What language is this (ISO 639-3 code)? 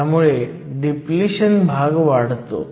mar